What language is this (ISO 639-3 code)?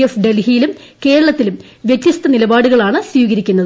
mal